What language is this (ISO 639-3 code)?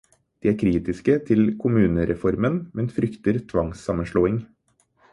nob